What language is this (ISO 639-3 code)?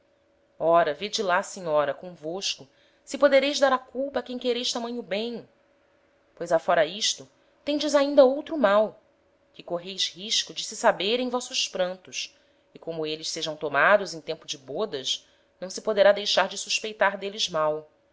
por